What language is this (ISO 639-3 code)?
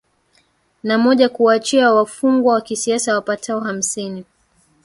swa